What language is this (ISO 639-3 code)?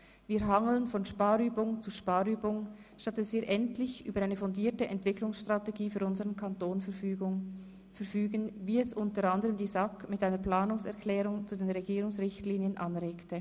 gsw